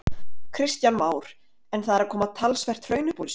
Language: Icelandic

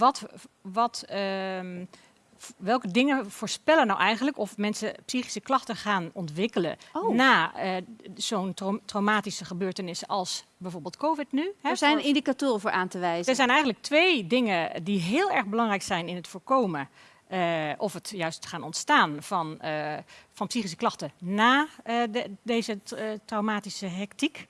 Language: Dutch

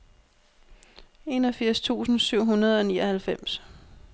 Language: Danish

